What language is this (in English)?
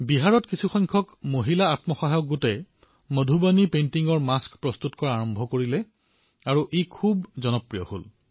Assamese